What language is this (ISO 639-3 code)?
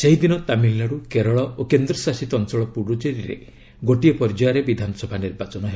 ori